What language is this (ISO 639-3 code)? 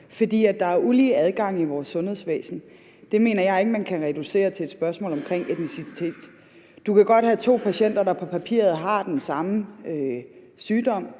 dan